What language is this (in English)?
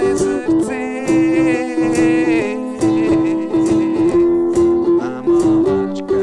French